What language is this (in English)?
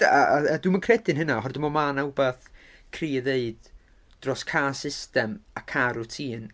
Welsh